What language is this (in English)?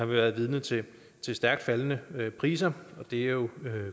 Danish